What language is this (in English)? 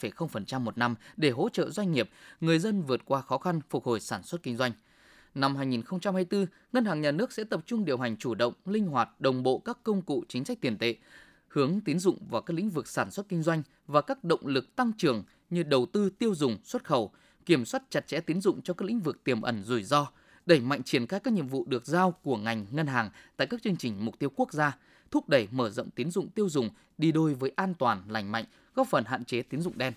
Vietnamese